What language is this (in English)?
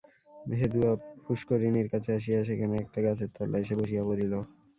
Bangla